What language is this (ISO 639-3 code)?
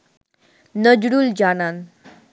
ben